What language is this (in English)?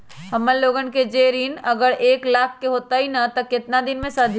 Magahi